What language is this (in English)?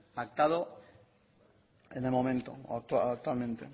Spanish